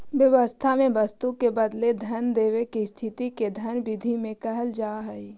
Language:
Magahi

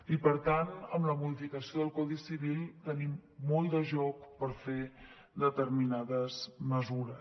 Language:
Catalan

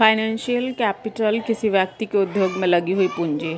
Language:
Hindi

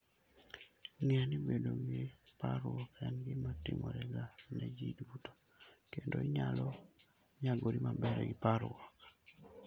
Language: Luo (Kenya and Tanzania)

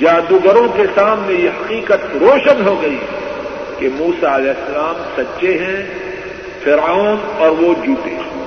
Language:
Urdu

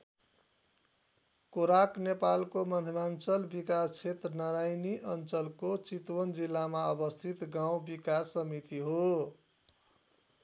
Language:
Nepali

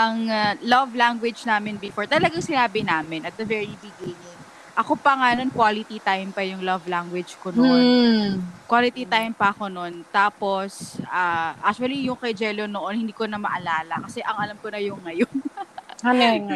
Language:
Filipino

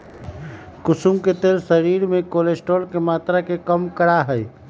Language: Magahi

